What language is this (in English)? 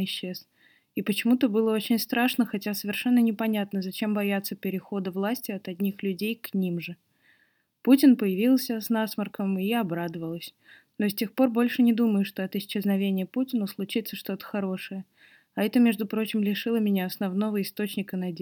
Russian